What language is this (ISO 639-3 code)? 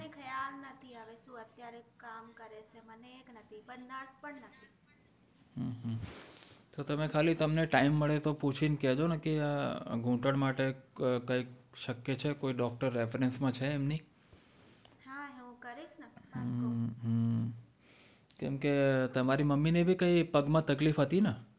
guj